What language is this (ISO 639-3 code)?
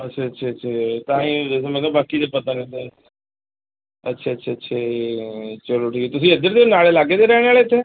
pan